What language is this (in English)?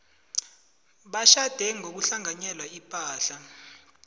South Ndebele